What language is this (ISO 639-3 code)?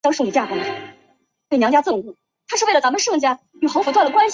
zho